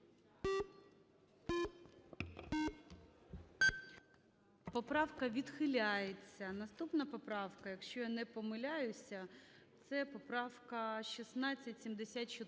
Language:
Ukrainian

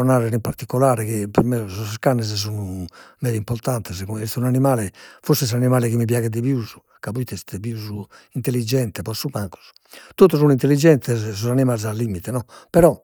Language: Sardinian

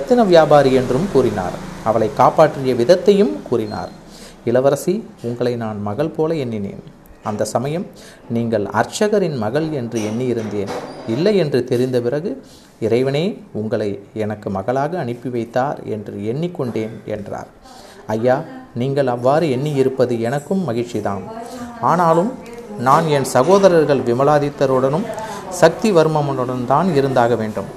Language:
Tamil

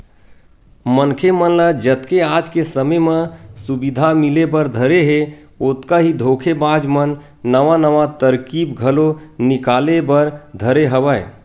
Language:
Chhattisgarhi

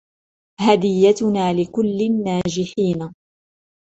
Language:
Arabic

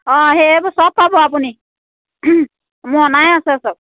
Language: Assamese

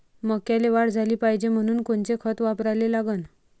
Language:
Marathi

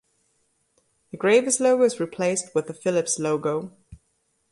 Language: English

